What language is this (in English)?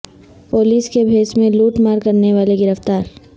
Urdu